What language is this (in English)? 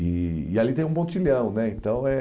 Portuguese